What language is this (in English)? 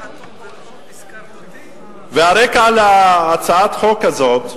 Hebrew